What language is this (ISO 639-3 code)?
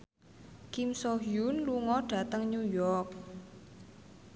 jav